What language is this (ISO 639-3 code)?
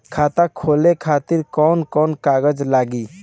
bho